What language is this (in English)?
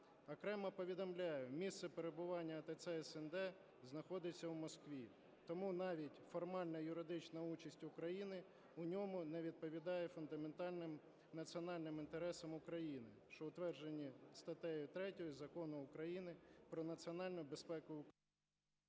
Ukrainian